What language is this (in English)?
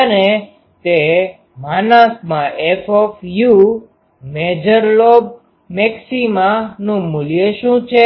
Gujarati